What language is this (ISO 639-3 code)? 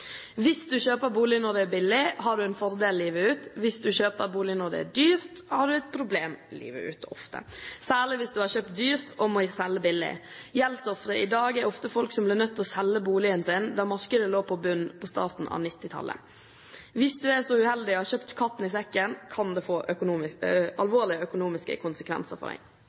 nob